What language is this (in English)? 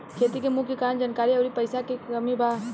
Bhojpuri